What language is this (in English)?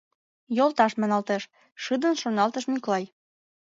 Mari